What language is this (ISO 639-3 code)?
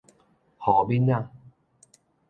nan